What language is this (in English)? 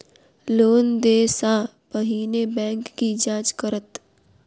Maithili